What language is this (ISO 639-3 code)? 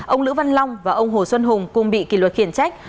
vie